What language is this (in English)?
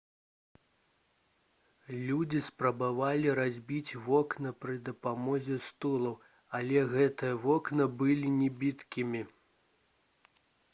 Belarusian